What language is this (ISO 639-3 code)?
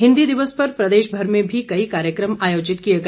hin